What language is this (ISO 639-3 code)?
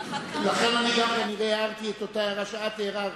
heb